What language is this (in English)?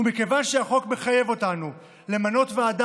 Hebrew